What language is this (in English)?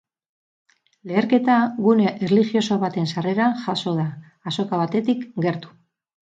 Basque